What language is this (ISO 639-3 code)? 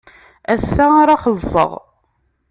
kab